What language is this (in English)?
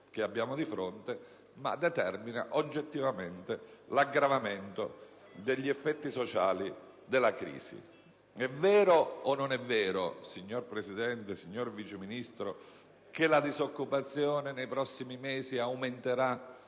Italian